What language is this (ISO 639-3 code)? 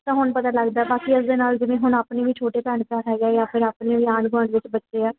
pan